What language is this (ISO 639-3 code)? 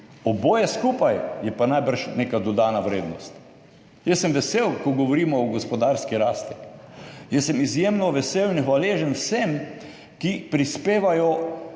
slv